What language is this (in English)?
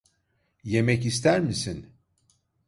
Turkish